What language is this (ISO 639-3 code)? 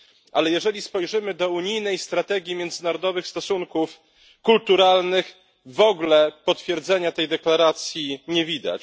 pol